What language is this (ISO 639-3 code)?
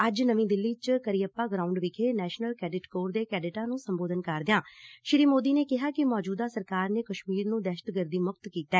pan